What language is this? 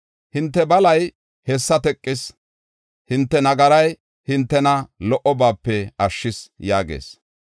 Gofa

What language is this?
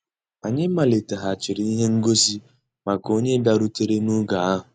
Igbo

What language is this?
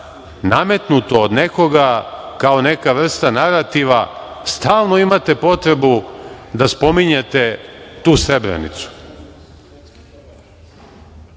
Serbian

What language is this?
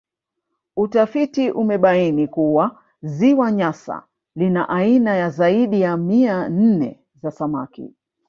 Swahili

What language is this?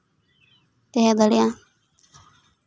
Santali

